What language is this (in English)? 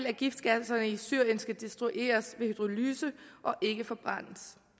Danish